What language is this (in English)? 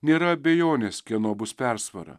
Lithuanian